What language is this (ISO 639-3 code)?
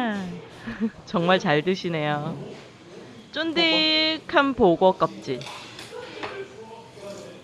kor